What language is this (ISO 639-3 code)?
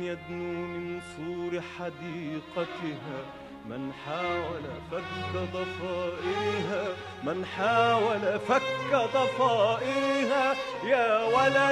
ara